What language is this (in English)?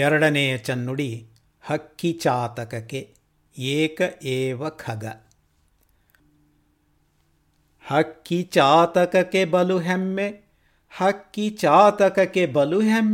Kannada